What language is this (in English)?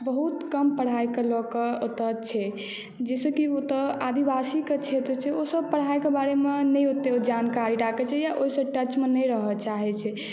Maithili